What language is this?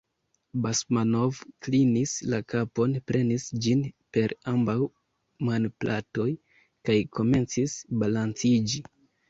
Esperanto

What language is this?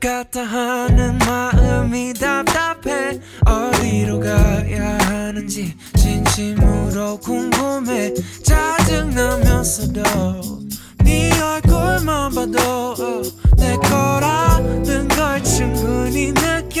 Vietnamese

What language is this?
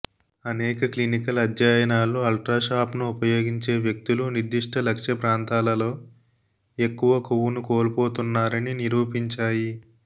Telugu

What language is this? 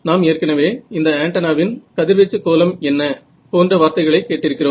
Tamil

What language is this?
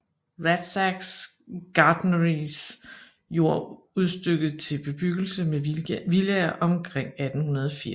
Danish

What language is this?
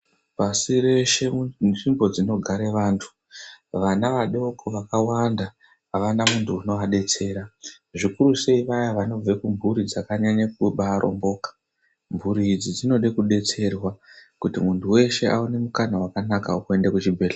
Ndau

